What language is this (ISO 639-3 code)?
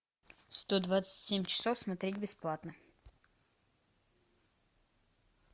rus